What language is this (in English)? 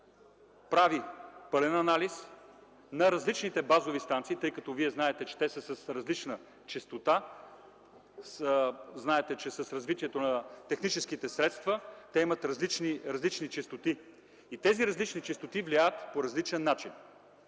Bulgarian